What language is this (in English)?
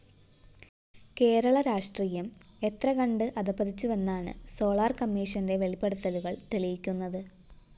Malayalam